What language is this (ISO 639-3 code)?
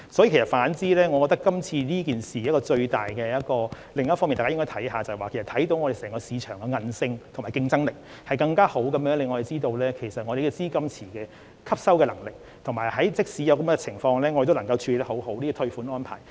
yue